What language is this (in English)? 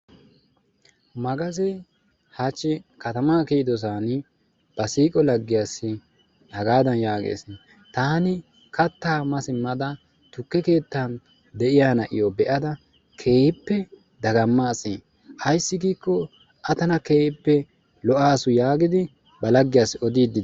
Wolaytta